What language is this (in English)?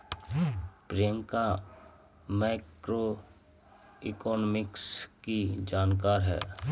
Hindi